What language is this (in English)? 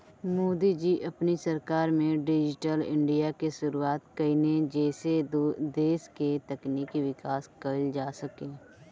Bhojpuri